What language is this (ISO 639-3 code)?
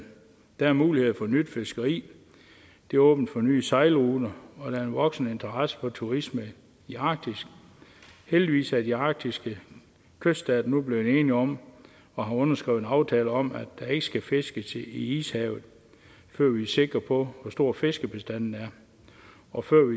dan